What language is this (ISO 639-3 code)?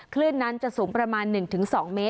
tha